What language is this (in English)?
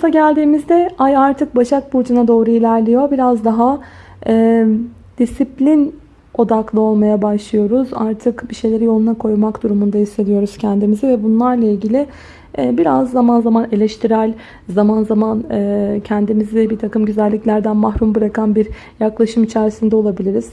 Turkish